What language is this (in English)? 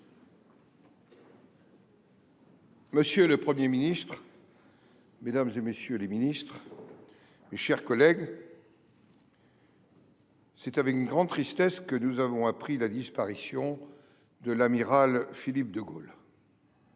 French